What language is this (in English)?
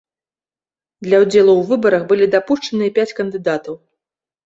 Belarusian